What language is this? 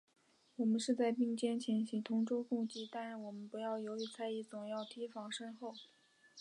Chinese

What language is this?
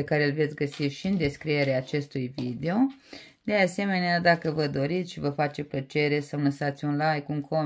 Romanian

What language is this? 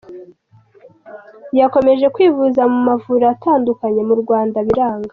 Kinyarwanda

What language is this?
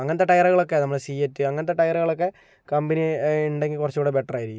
Malayalam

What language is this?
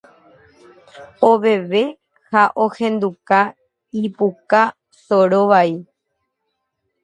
Guarani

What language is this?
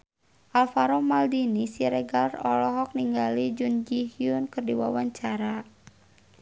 Sundanese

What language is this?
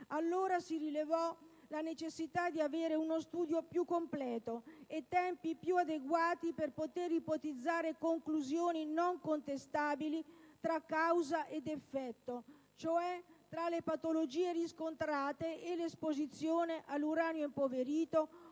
Italian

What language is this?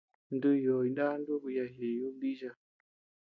Tepeuxila Cuicatec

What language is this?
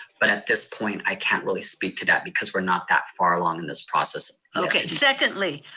English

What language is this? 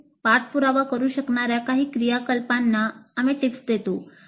Marathi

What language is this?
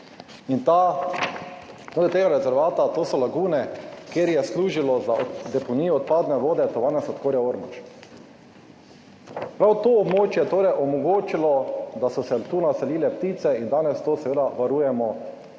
Slovenian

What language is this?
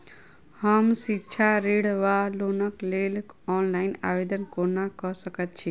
Maithili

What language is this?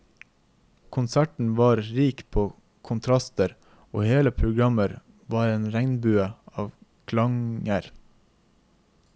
Norwegian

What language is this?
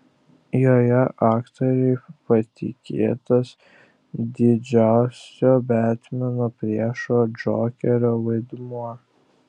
Lithuanian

